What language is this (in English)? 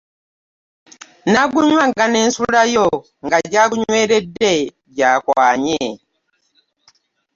Ganda